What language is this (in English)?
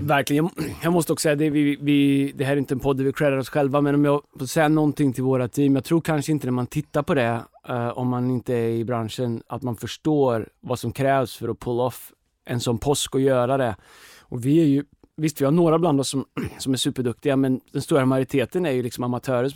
Swedish